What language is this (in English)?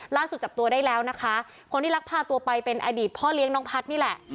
Thai